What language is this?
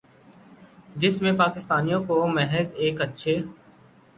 Urdu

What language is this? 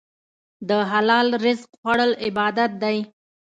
Pashto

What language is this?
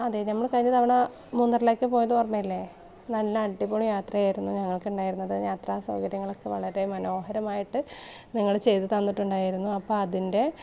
Malayalam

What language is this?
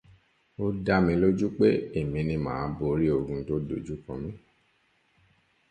Yoruba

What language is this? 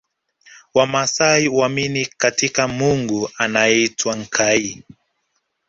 Swahili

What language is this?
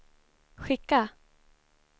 Swedish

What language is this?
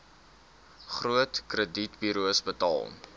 Afrikaans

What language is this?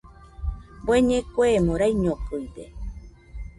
Nüpode Huitoto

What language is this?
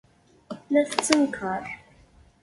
Kabyle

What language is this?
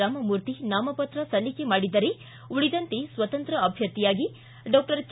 Kannada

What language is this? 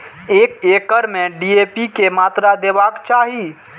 Maithili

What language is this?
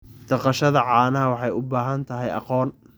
Somali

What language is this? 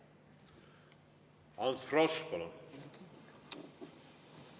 Estonian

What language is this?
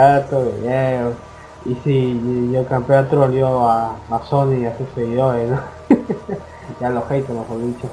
Spanish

